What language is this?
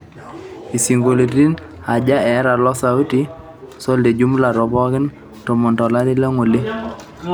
Masai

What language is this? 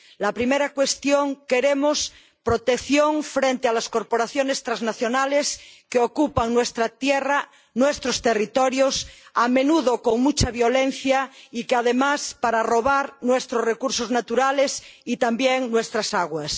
Spanish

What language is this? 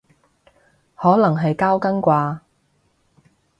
Cantonese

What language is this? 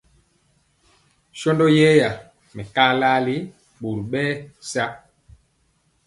Mpiemo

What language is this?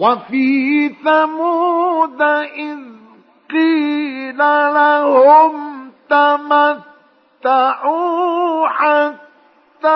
Arabic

